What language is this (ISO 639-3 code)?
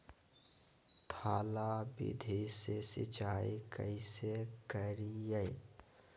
mag